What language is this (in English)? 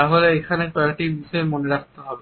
Bangla